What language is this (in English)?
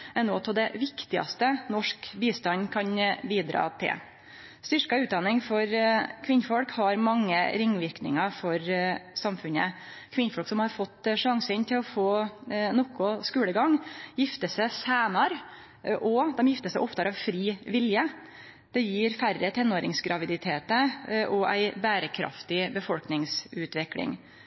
Norwegian Nynorsk